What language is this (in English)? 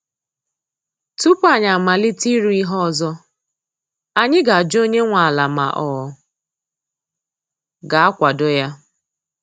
Igbo